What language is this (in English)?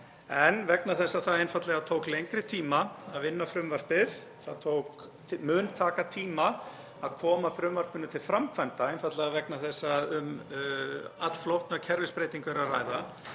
Icelandic